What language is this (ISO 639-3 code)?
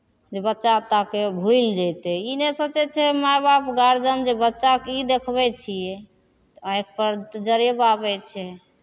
mai